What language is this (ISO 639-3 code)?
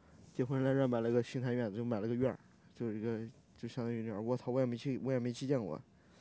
zho